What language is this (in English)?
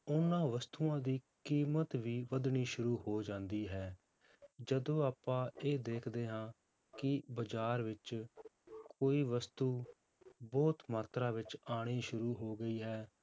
Punjabi